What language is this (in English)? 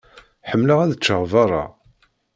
Kabyle